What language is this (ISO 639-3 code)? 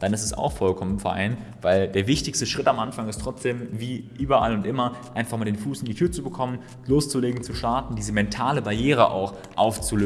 deu